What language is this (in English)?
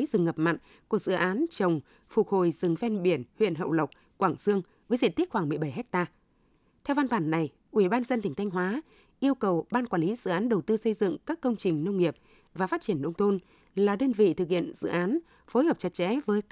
Vietnamese